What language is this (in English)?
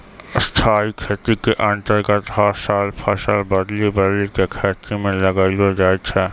Maithili